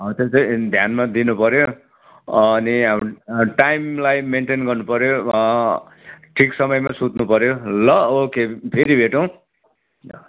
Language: Nepali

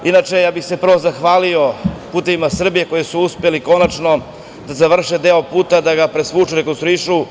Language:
Serbian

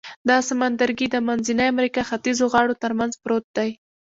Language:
Pashto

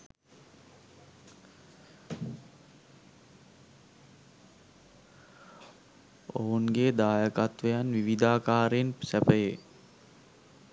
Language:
Sinhala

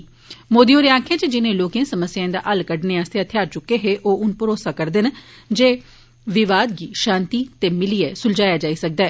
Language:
Dogri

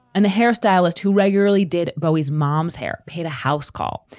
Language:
English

